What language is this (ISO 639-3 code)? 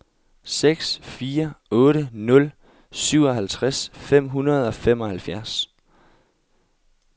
dan